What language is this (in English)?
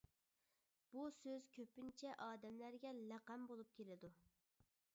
Uyghur